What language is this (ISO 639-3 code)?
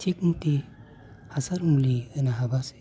brx